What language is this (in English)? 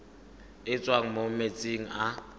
Tswana